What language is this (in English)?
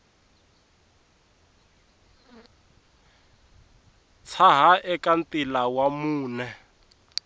Tsonga